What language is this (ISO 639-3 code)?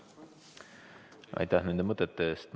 est